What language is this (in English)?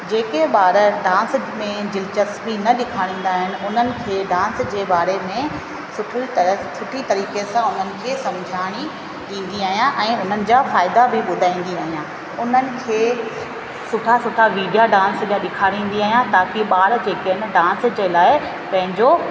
Sindhi